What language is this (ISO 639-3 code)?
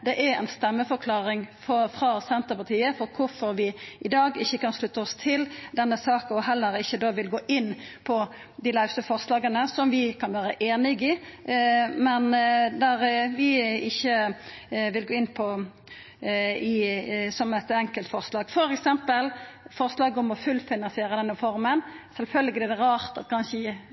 nno